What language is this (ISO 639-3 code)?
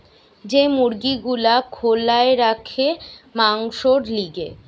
ben